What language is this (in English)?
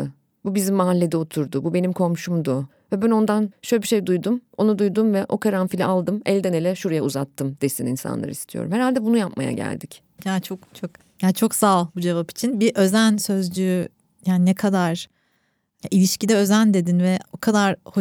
Turkish